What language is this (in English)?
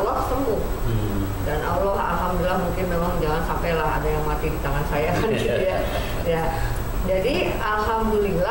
Indonesian